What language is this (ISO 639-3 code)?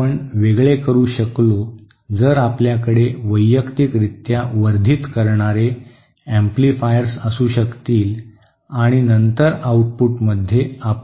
mar